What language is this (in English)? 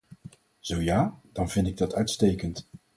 Dutch